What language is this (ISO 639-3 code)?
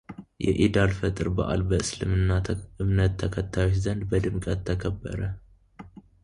amh